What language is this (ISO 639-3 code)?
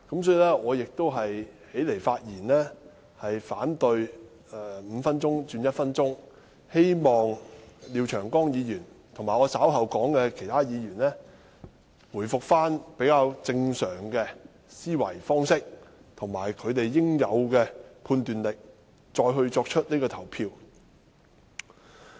yue